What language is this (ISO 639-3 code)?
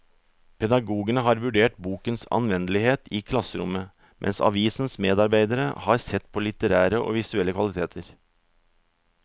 nor